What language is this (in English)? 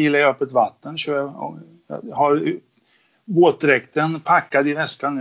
Swedish